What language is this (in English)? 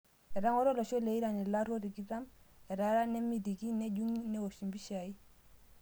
Masai